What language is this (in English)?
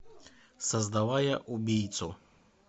Russian